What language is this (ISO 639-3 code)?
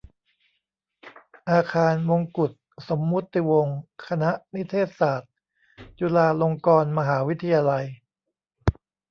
tha